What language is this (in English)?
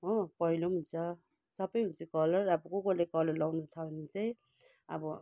Nepali